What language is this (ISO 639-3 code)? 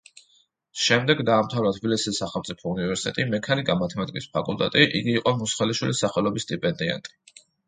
kat